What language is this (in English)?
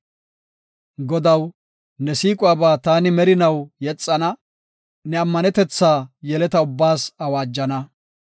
Gofa